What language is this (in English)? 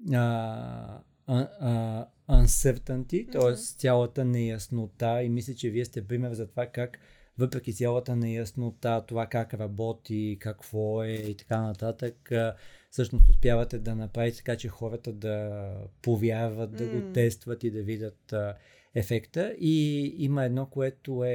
Bulgarian